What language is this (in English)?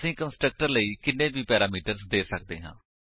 Punjabi